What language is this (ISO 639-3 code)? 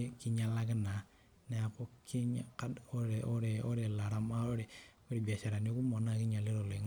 mas